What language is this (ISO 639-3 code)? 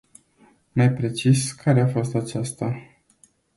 ron